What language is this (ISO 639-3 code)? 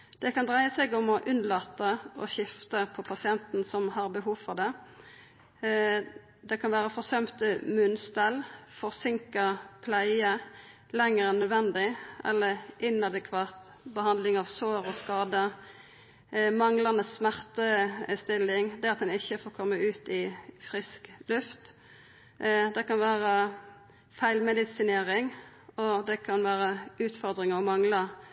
nno